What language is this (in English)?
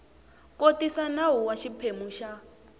Tsonga